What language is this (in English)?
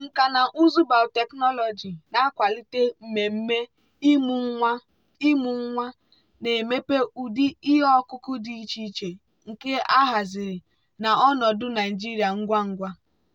Igbo